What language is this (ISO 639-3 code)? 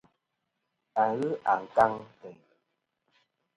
bkm